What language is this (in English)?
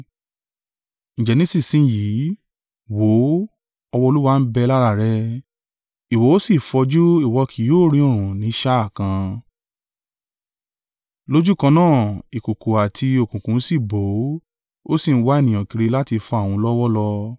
Yoruba